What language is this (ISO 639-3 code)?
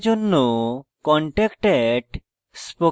ben